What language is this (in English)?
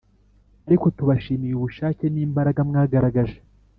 Kinyarwanda